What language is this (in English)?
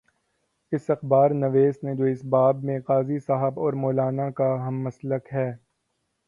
Urdu